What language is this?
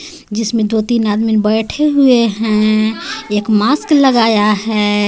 Hindi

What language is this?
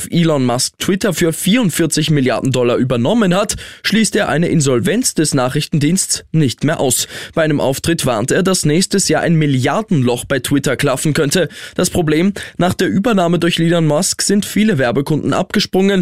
German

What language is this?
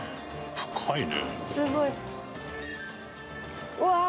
Japanese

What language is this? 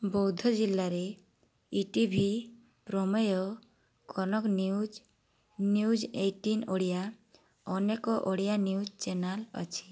Odia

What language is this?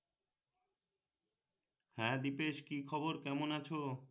Bangla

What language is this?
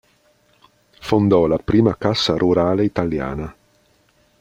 Italian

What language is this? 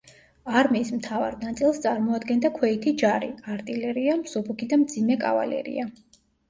Georgian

